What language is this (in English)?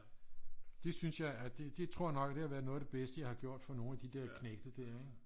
Danish